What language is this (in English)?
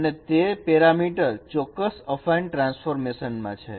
Gujarati